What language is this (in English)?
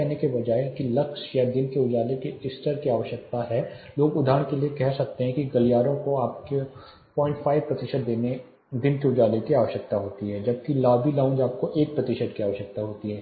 Hindi